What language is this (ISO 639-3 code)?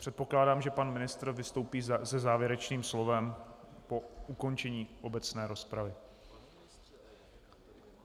ces